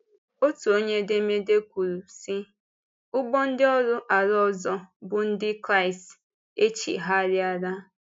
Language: Igbo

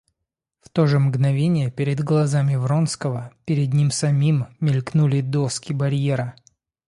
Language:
Russian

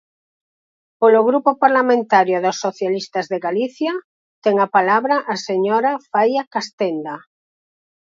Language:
Galician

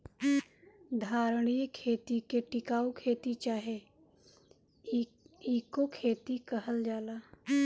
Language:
Bhojpuri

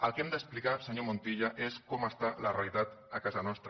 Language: Catalan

